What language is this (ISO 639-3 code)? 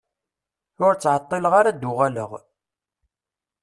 kab